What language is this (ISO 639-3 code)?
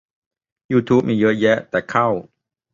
tha